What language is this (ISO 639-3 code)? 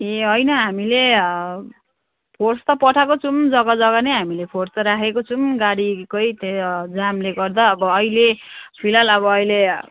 nep